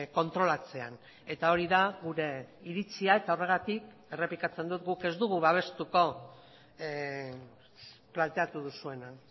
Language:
Basque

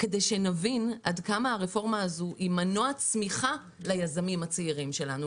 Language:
Hebrew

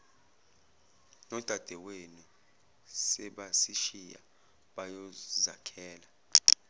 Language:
Zulu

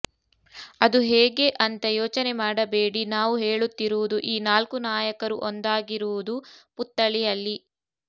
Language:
Kannada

